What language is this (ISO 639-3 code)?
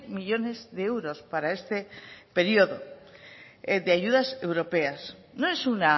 spa